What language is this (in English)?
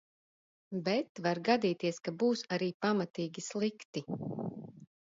Latvian